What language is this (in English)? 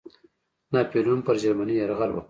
Pashto